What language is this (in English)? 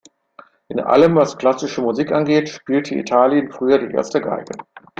German